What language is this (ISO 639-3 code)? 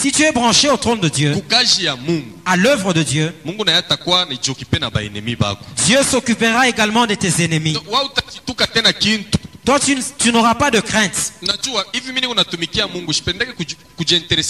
fra